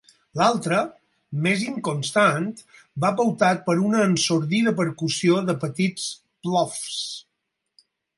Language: Catalan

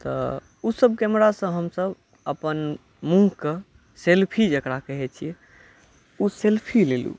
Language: Maithili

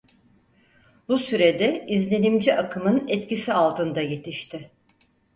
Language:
Turkish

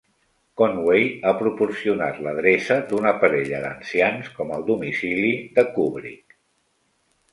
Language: Catalan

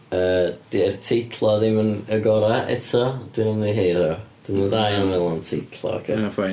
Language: Welsh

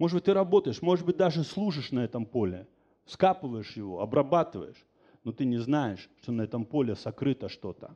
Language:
Russian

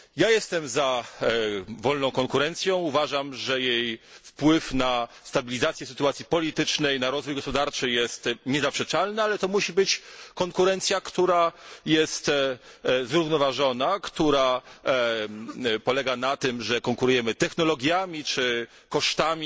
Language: Polish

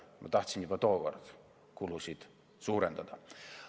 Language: Estonian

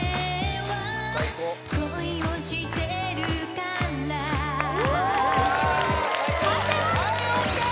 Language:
Japanese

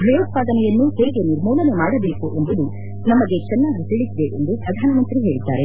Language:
Kannada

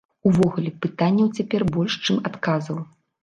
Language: Belarusian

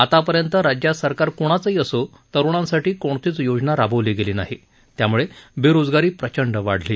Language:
Marathi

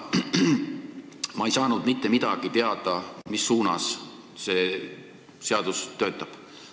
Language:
Estonian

